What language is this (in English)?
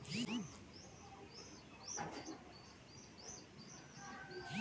Bangla